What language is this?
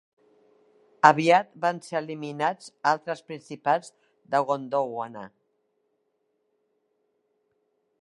Catalan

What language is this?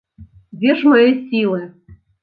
Belarusian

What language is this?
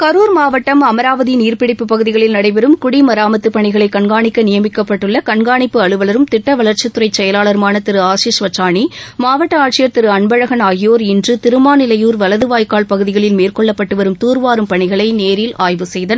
Tamil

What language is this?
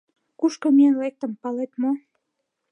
Mari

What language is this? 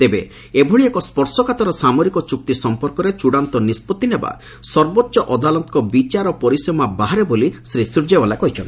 Odia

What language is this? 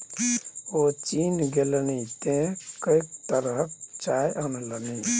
Maithili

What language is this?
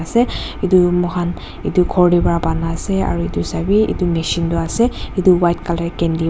Naga Pidgin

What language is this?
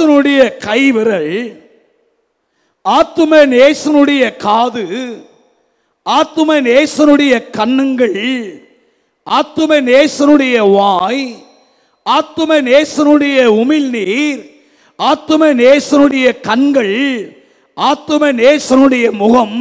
Hindi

